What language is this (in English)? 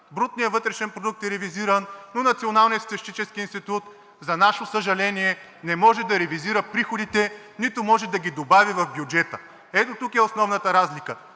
Bulgarian